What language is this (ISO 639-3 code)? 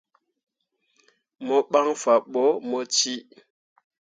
mua